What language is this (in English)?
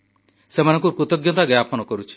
Odia